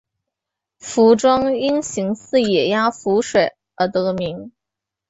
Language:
Chinese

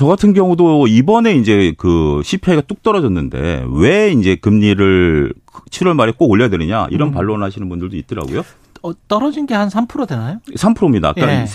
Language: Korean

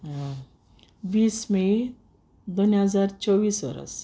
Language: Konkani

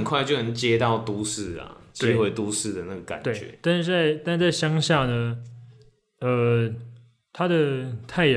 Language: Chinese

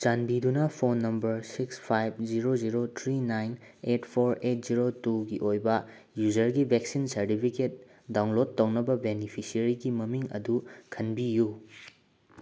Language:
Manipuri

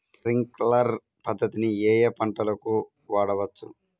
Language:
Telugu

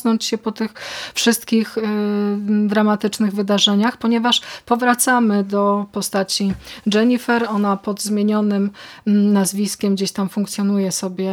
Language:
Polish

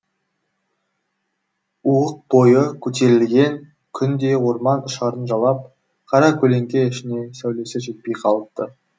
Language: Kazakh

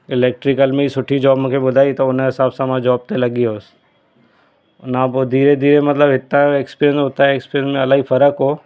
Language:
Sindhi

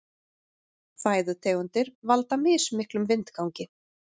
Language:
Icelandic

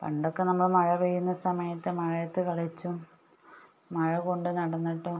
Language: Malayalam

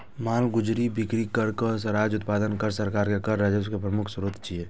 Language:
Maithili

